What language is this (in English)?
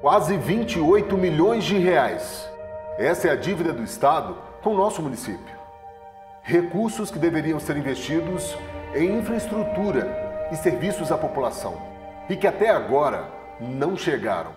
Portuguese